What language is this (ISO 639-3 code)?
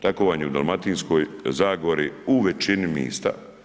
hrv